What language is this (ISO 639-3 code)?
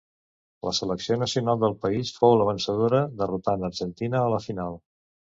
cat